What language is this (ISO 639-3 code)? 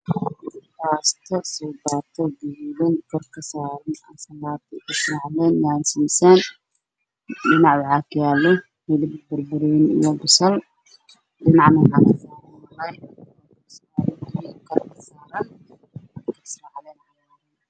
som